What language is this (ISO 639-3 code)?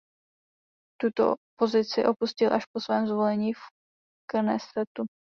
ces